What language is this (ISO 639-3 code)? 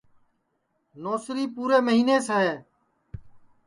ssi